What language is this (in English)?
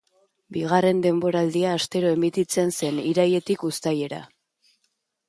Basque